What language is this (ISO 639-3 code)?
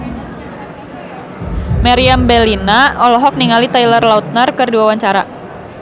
sun